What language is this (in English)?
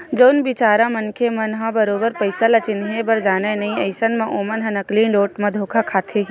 Chhattisgarhi